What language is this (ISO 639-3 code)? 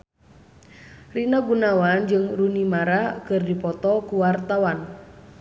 sun